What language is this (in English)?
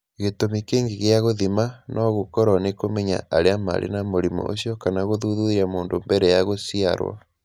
Kikuyu